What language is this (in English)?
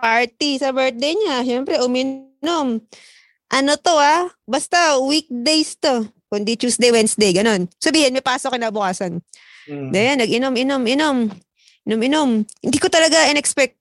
Filipino